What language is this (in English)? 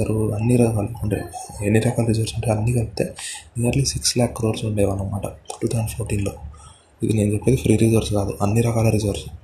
Telugu